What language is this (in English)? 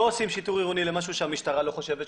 Hebrew